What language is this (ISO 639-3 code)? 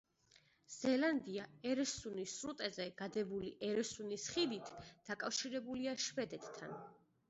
kat